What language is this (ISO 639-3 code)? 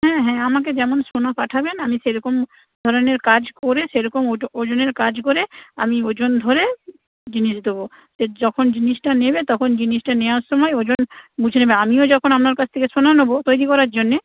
ben